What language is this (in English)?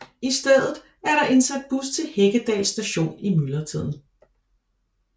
Danish